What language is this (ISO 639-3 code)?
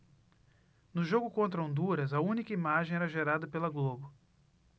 por